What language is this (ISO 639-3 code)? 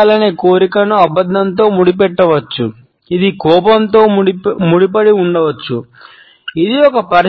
tel